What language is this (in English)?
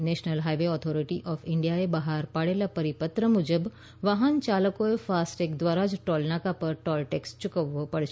Gujarati